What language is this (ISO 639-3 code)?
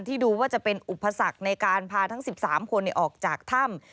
tha